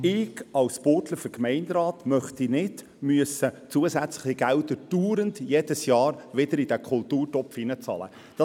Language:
Swiss German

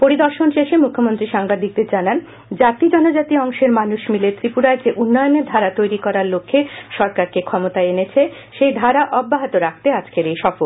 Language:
Bangla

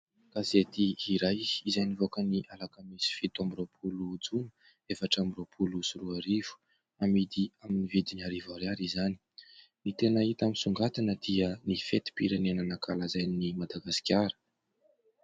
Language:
Malagasy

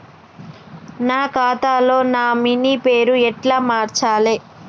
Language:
Telugu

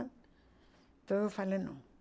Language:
Portuguese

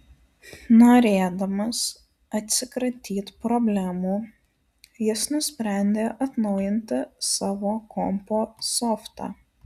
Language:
Lithuanian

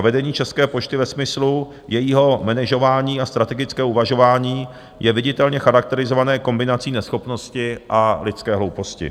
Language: Czech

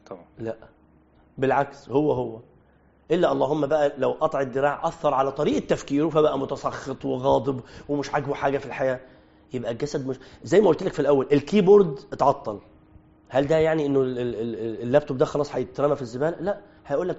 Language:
Arabic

